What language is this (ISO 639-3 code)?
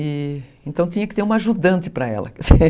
por